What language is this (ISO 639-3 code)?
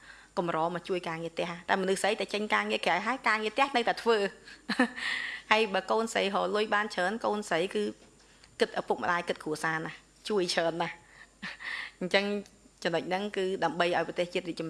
vie